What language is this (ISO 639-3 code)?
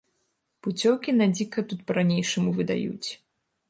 bel